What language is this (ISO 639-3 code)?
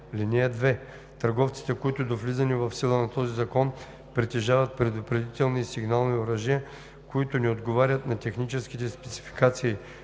bul